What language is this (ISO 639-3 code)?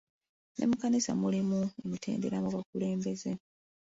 lug